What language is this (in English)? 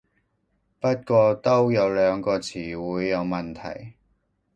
Cantonese